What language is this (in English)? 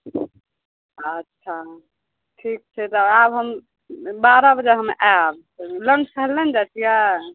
Maithili